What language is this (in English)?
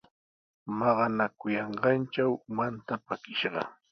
Sihuas Ancash Quechua